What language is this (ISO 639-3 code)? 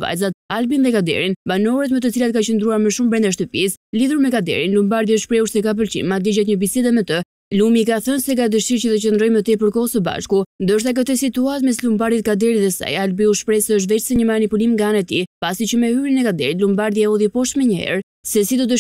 ron